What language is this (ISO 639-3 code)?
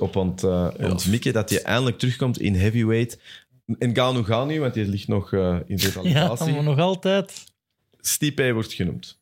nld